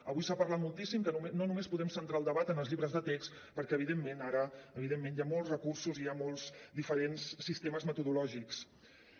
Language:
Catalan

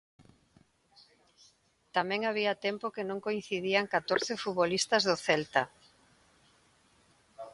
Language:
Galician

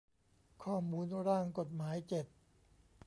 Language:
Thai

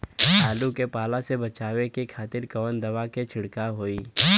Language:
Bhojpuri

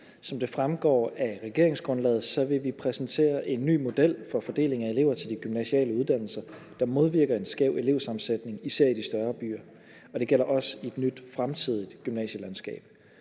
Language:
Danish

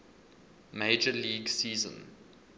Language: English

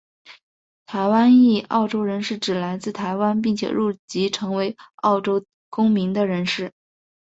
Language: Chinese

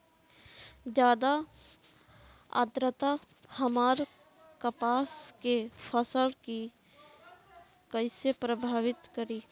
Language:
Bhojpuri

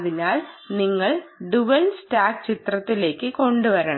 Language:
Malayalam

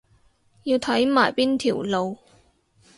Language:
Cantonese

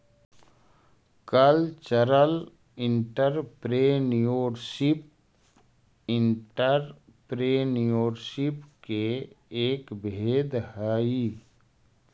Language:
Magahi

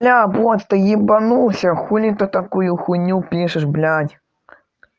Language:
Russian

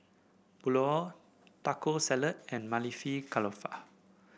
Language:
English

